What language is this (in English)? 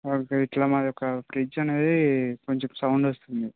Telugu